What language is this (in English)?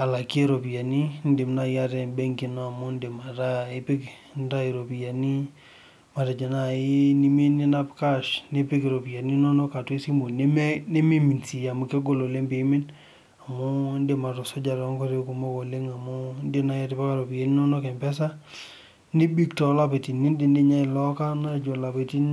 Masai